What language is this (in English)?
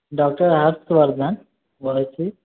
Maithili